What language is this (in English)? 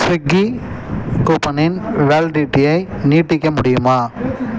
Tamil